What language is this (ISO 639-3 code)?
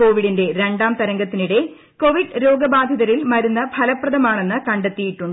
mal